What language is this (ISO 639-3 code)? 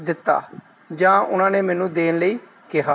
pan